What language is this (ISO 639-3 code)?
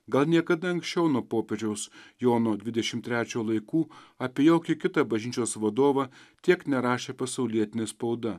lit